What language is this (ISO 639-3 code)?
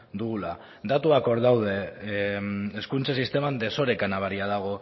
eus